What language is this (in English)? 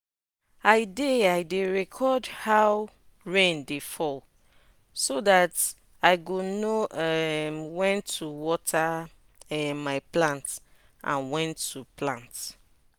Nigerian Pidgin